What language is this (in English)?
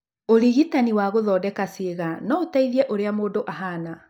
Kikuyu